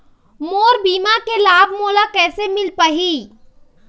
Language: Chhattisgarhi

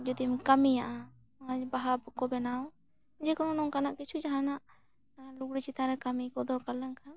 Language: Santali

